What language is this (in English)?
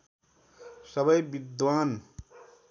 Nepali